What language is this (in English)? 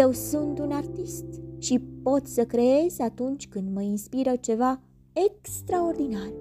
Romanian